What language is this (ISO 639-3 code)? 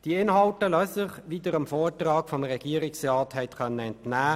gsw